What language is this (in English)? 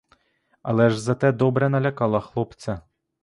Ukrainian